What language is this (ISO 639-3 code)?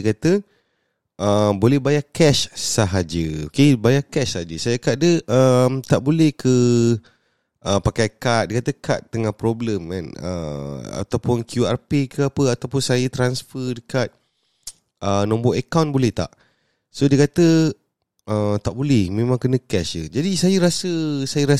msa